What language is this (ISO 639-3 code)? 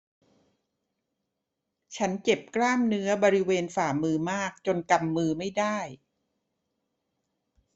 tha